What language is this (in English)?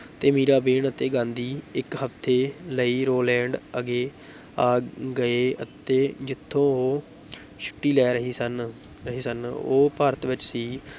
Punjabi